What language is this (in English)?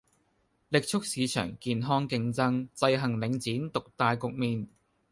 Cantonese